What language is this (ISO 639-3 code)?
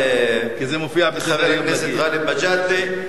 heb